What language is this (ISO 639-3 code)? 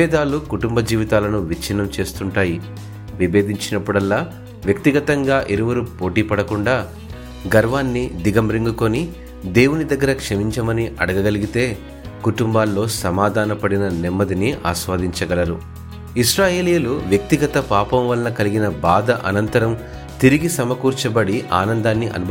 tel